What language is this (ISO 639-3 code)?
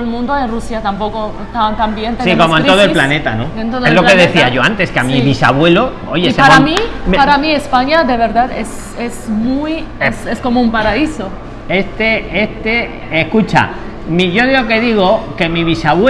spa